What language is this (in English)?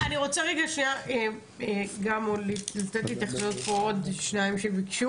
Hebrew